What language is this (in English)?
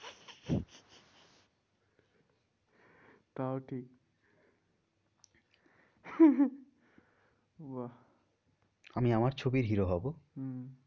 Bangla